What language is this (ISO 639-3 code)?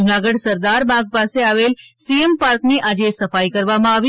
guj